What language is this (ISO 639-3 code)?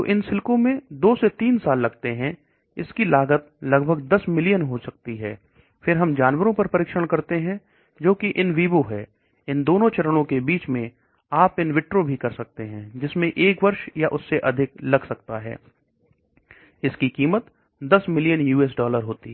hin